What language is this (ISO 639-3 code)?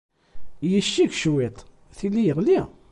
kab